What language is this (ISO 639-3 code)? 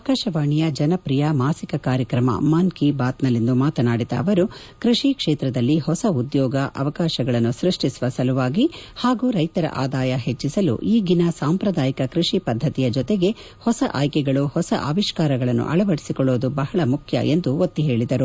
kan